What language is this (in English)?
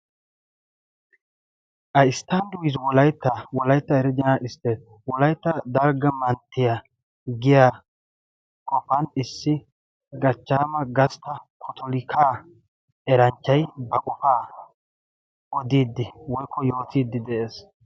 Wolaytta